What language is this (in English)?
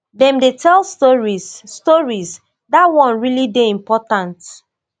Nigerian Pidgin